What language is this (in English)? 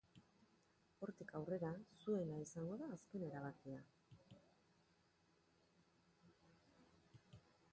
Basque